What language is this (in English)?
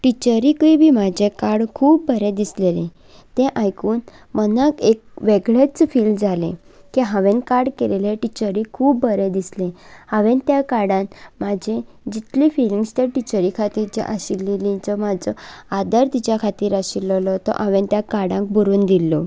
Konkani